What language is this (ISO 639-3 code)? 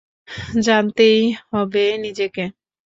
ben